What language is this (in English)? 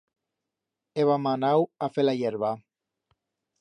Aragonese